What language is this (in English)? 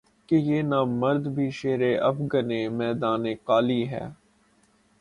Urdu